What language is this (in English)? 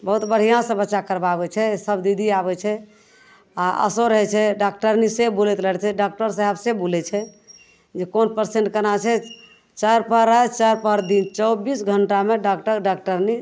Maithili